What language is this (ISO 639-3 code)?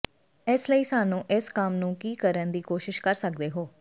pan